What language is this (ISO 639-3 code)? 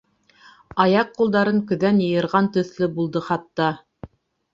bak